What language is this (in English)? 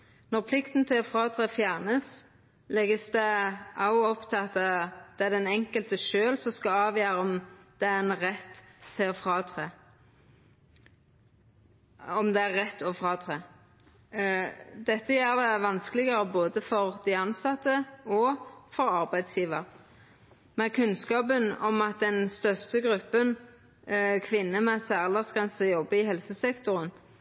Norwegian Nynorsk